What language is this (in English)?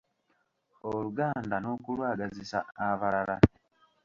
Ganda